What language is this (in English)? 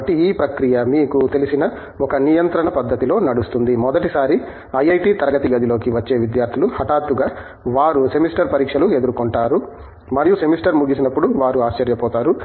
Telugu